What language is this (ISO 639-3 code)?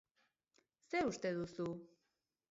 eus